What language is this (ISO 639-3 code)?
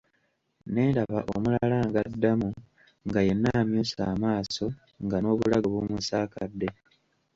lug